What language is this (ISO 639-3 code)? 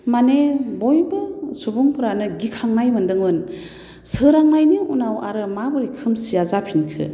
brx